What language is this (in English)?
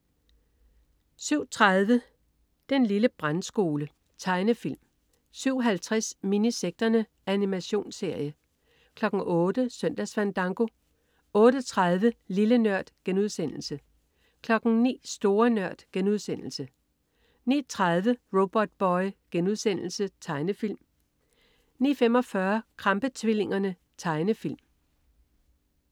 Danish